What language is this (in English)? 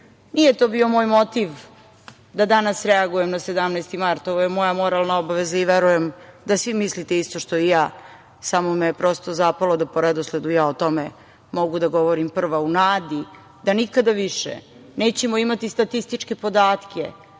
Serbian